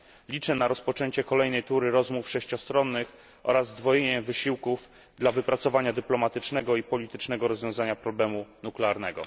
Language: Polish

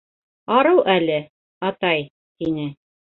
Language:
Bashkir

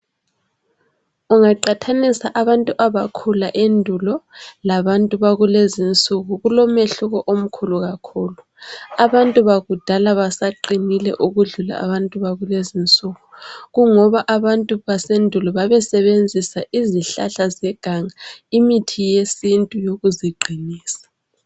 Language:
North Ndebele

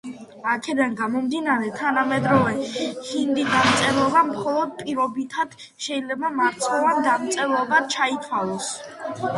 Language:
Georgian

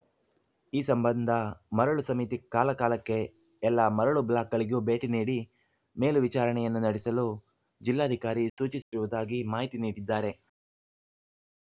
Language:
Kannada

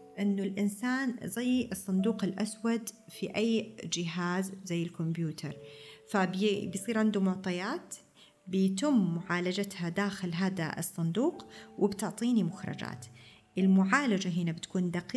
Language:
Arabic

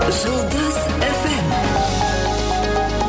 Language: Kazakh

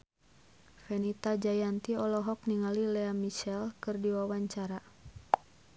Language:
Sundanese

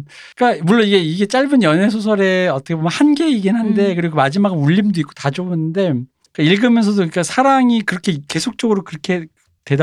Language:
Korean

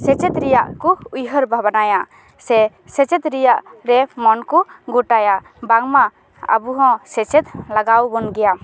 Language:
Santali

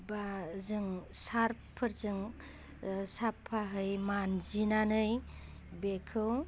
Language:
Bodo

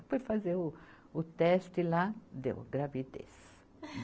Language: Portuguese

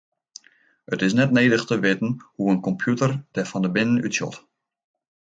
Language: Western Frisian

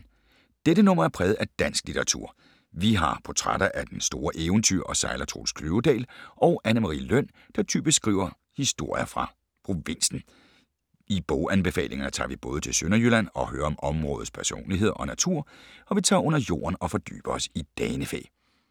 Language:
Danish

